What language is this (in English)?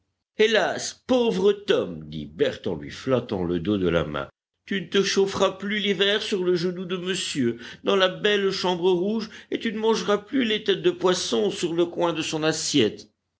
French